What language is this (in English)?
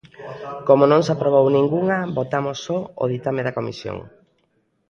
Galician